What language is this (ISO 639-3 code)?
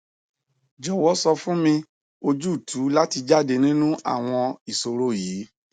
yor